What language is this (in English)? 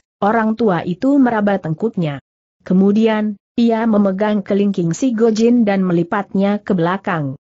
Indonesian